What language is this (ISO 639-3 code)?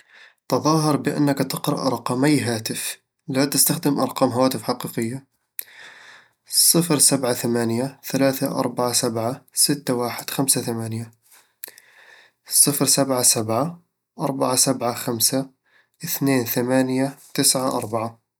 avl